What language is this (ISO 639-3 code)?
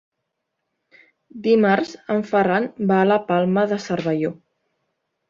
cat